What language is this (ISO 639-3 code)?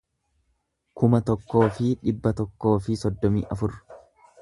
orm